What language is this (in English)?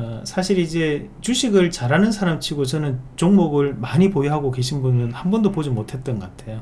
Korean